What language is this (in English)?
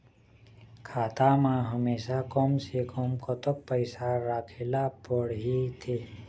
Chhattisgarhi